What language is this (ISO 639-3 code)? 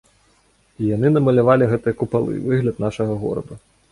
bel